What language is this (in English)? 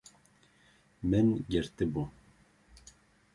Kurdish